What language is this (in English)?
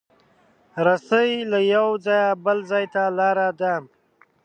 Pashto